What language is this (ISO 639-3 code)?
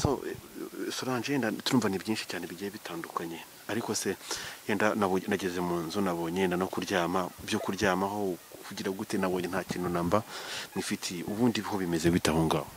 ron